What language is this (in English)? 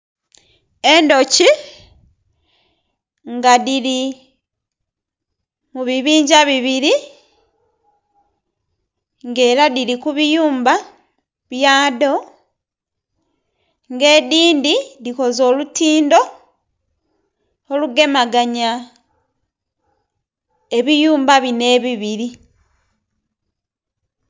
Soga